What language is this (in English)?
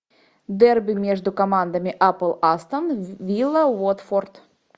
Russian